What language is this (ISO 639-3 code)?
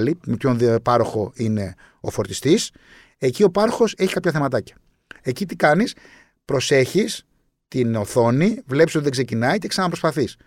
ell